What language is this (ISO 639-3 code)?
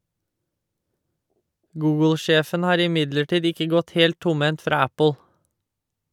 nor